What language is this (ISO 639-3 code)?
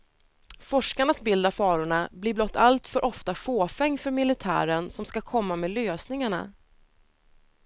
swe